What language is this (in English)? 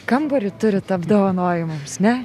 Lithuanian